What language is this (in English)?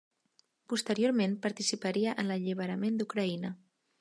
Catalan